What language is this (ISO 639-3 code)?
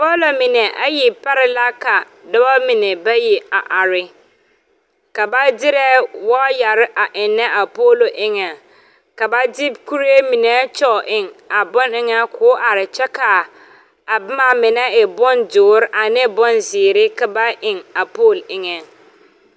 dga